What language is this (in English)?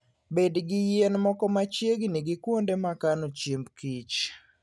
Luo (Kenya and Tanzania)